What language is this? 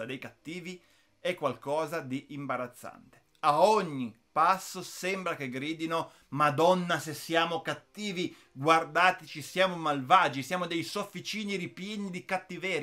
Italian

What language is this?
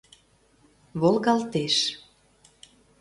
Mari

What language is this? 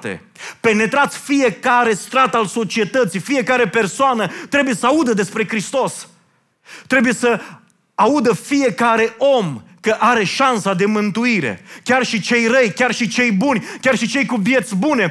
Romanian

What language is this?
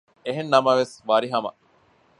Divehi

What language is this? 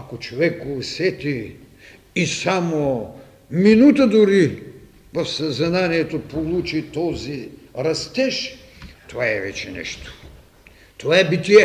Bulgarian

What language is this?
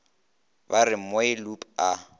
Northern Sotho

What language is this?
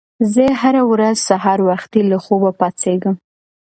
Pashto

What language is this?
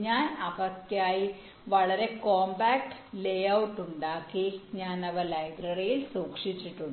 Malayalam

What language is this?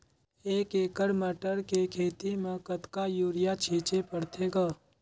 Chhattisgarhi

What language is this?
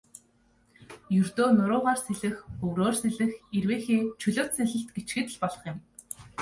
Mongolian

